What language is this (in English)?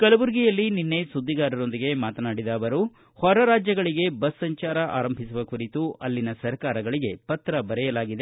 Kannada